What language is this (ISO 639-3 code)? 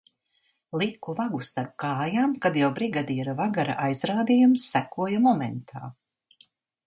lav